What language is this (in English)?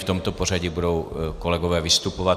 Czech